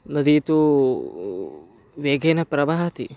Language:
Sanskrit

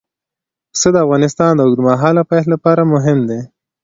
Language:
Pashto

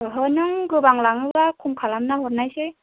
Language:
Bodo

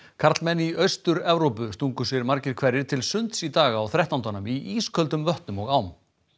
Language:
Icelandic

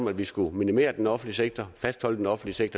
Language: Danish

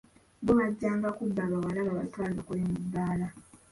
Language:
Ganda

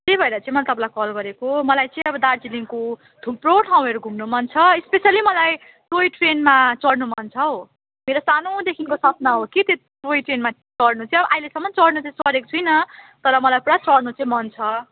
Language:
Nepali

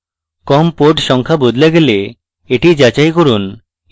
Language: Bangla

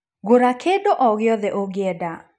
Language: Kikuyu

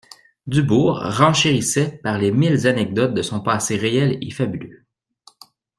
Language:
French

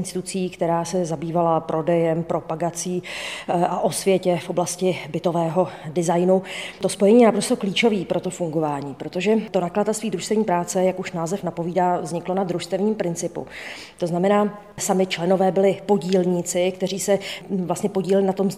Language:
Czech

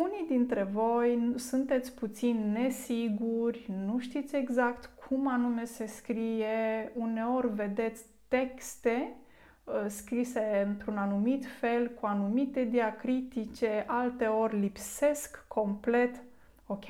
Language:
Romanian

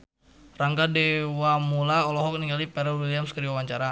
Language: Sundanese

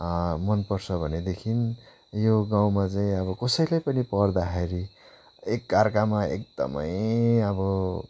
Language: Nepali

